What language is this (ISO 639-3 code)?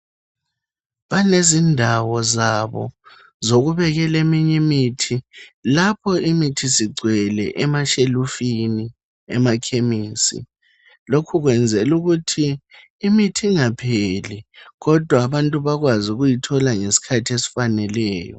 nde